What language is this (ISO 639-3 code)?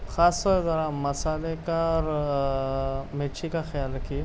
urd